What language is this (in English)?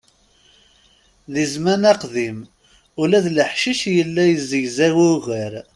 Kabyle